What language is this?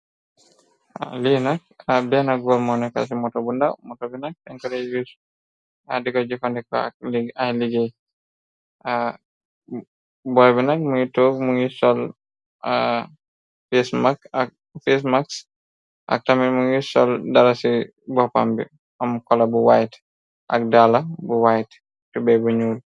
Wolof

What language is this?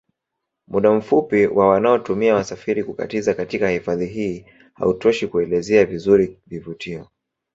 Swahili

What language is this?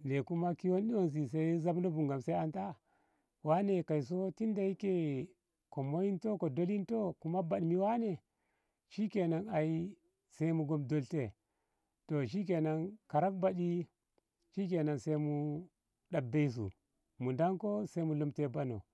Ngamo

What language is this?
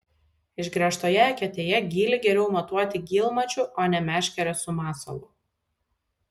Lithuanian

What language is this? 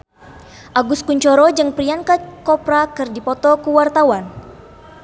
Sundanese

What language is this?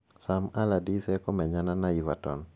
Kikuyu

